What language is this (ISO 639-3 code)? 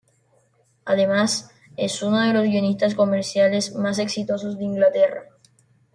spa